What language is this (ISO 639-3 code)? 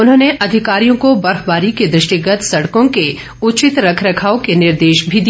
hin